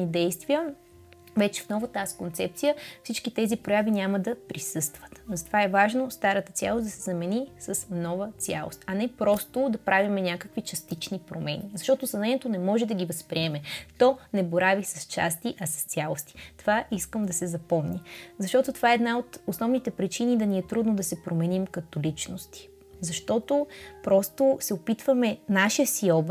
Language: Bulgarian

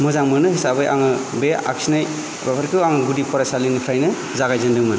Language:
Bodo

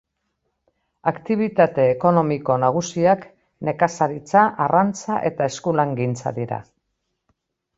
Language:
Basque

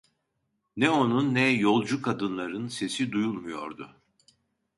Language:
Turkish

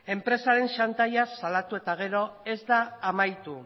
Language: Basque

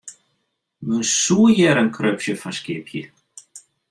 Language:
Western Frisian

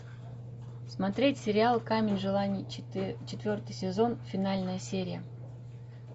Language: Russian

